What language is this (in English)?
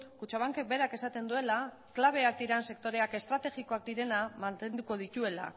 Basque